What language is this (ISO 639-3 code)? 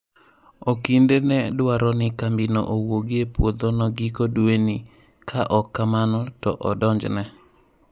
luo